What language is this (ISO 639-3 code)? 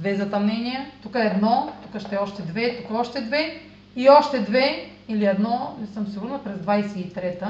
bul